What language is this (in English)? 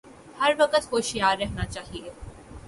Urdu